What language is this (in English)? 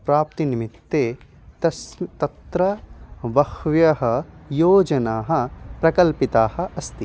Sanskrit